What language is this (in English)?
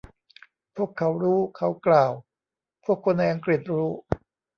Thai